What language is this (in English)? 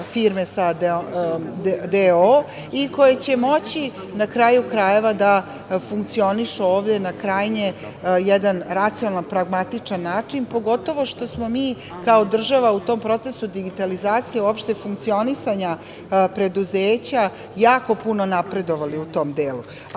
Serbian